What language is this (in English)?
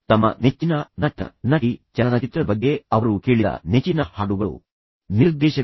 Kannada